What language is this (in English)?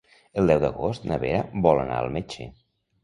Catalan